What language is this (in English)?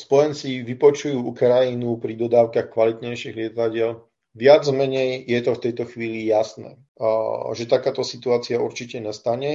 Slovak